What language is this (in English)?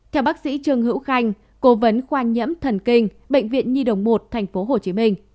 Vietnamese